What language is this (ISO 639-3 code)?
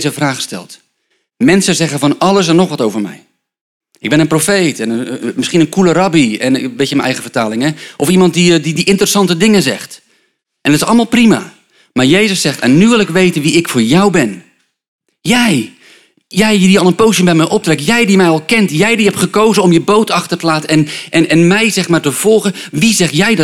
nld